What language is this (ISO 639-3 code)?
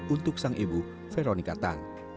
ind